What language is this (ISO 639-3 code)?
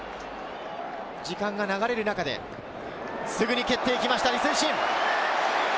jpn